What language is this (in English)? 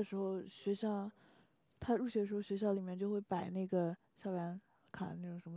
Chinese